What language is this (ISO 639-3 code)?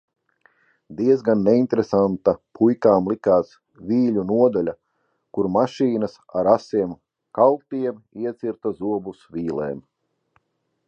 lav